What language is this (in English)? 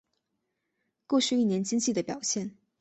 Chinese